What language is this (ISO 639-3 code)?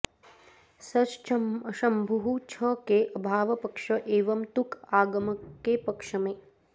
san